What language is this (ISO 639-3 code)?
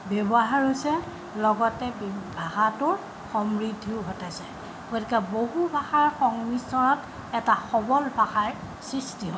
asm